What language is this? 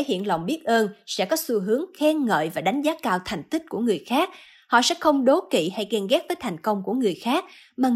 Vietnamese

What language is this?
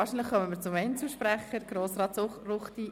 Swiss German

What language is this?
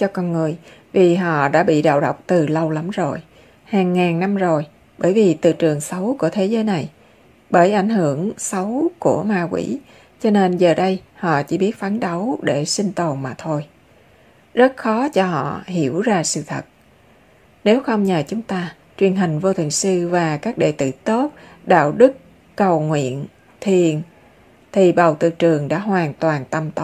Vietnamese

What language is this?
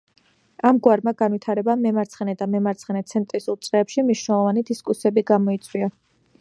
Georgian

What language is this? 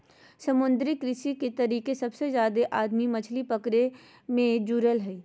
Magahi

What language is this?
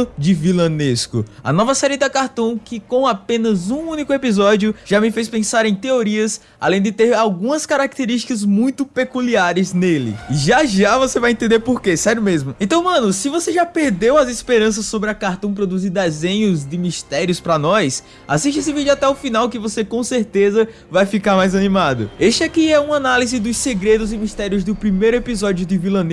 Portuguese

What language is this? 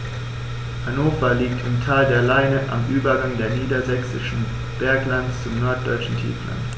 German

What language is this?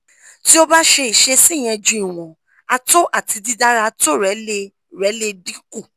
Yoruba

